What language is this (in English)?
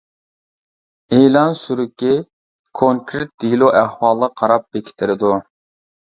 Uyghur